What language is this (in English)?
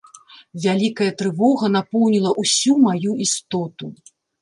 Belarusian